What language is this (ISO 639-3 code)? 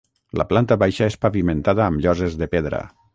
cat